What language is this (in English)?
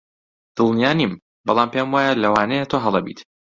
Central Kurdish